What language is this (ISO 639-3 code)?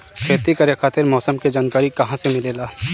bho